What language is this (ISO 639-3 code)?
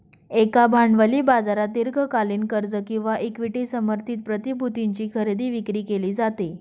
mar